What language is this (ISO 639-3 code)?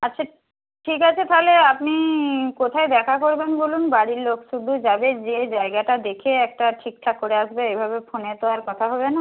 ben